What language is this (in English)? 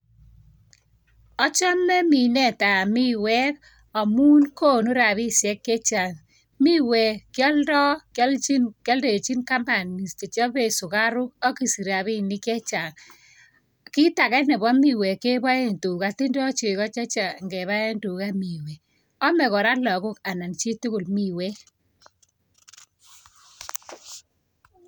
Kalenjin